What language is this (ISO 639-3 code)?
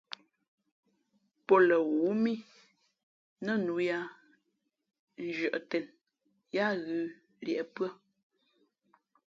fmp